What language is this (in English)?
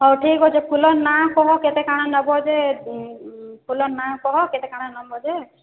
Odia